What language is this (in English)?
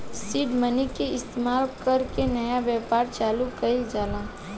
Bhojpuri